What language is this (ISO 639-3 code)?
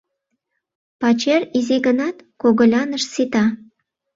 chm